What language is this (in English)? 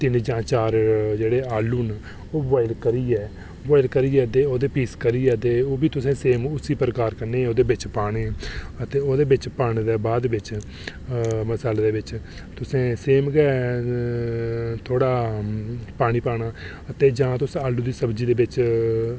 Dogri